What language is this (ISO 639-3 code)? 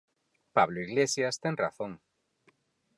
glg